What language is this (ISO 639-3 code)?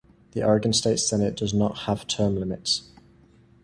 eng